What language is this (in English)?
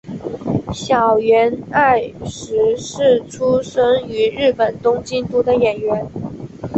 Chinese